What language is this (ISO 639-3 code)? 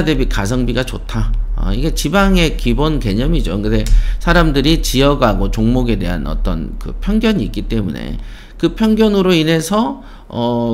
kor